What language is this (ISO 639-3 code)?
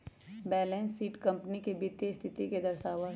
mag